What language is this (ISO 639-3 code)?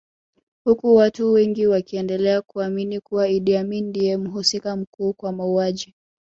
swa